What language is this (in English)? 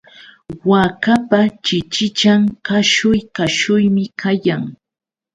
Yauyos Quechua